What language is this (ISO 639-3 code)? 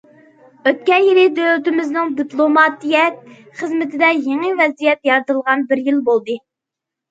uig